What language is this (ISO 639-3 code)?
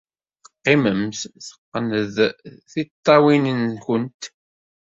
kab